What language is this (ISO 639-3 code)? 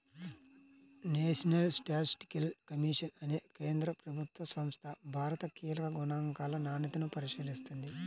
tel